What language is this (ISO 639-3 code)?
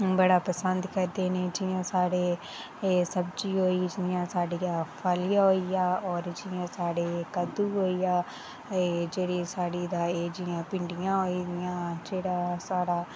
doi